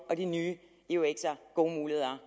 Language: Danish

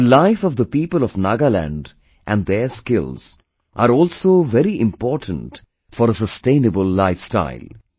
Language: English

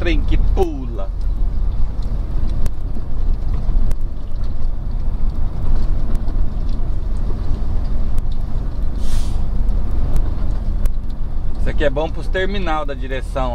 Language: Portuguese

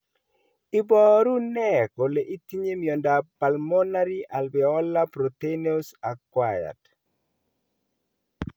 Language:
Kalenjin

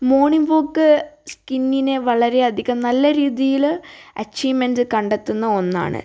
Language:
Malayalam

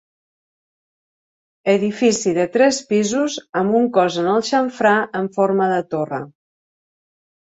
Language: Catalan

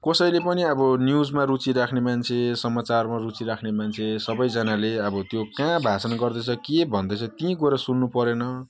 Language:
Nepali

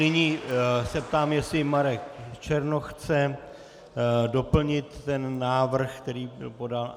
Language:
Czech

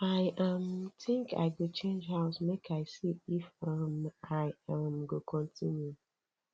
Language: Nigerian Pidgin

